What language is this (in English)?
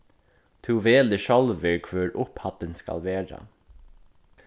Faroese